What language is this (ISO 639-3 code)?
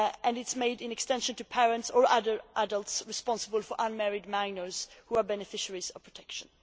eng